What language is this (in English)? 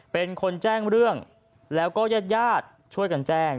Thai